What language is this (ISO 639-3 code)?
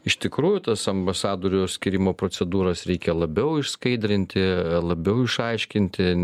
lit